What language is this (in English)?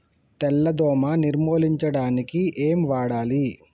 Telugu